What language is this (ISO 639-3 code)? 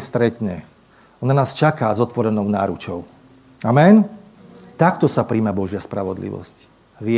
slk